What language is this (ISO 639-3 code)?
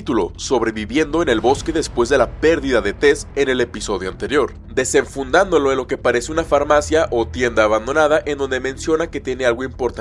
spa